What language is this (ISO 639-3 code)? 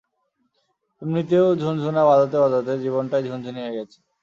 ben